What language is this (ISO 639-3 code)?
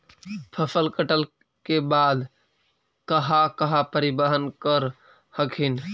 mag